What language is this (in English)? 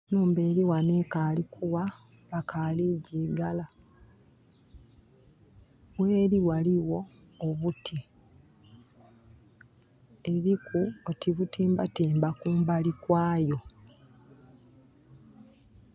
Soga